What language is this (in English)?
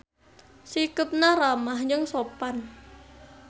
Sundanese